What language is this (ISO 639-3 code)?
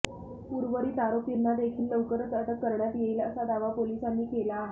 mar